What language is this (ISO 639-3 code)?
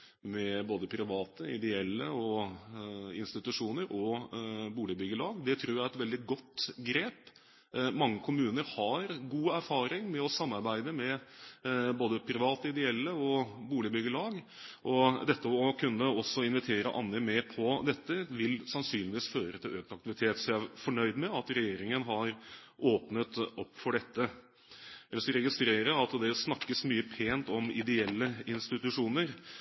nob